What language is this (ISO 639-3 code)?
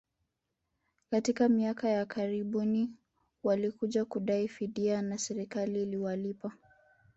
swa